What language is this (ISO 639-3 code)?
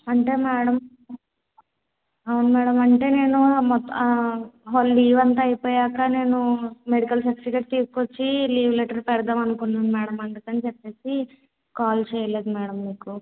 tel